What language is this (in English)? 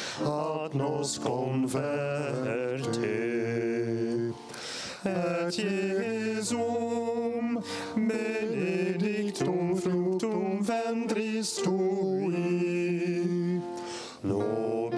Dutch